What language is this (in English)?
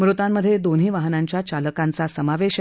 Marathi